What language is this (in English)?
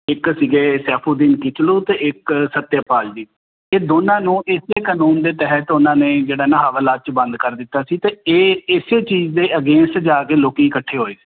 Punjabi